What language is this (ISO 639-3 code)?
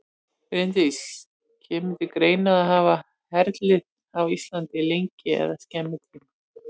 isl